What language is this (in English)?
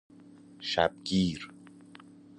Persian